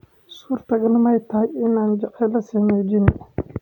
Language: Somali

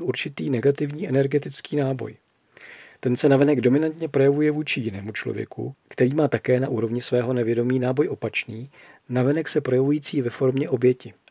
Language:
Czech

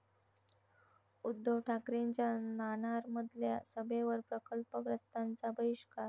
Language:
Marathi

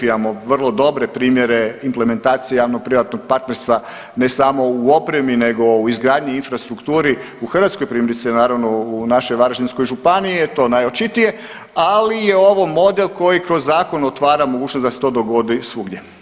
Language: Croatian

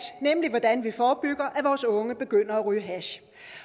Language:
Danish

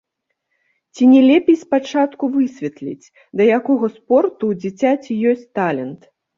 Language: Belarusian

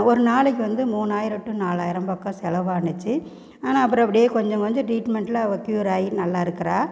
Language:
Tamil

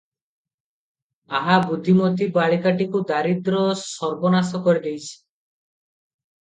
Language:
Odia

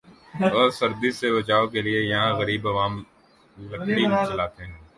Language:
Urdu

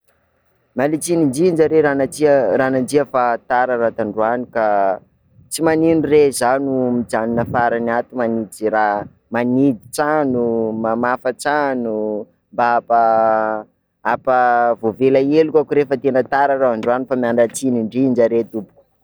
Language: Sakalava Malagasy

